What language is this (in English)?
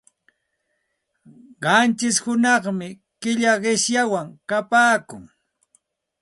Santa Ana de Tusi Pasco Quechua